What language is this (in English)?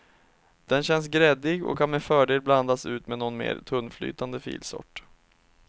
Swedish